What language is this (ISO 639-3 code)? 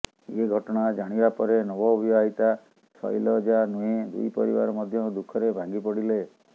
ori